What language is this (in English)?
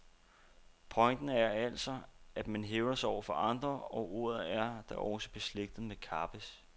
Danish